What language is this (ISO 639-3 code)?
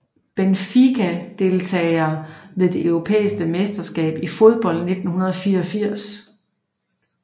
dan